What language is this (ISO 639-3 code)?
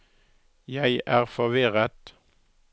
nor